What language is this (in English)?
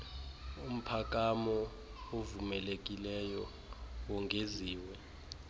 Xhosa